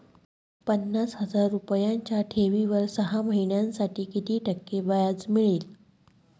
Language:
Marathi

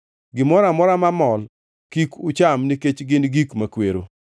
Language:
Luo (Kenya and Tanzania)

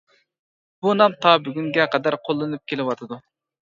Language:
Uyghur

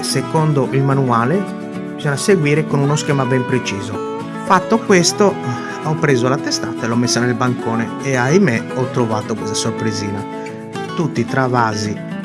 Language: Italian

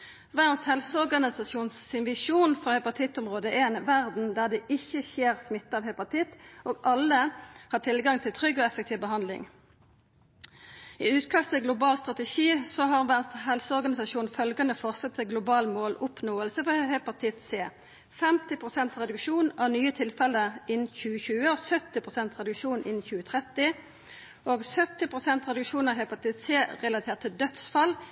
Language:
Norwegian Nynorsk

